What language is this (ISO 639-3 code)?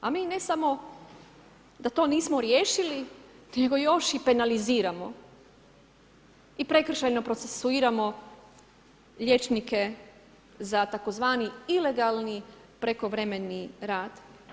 hrv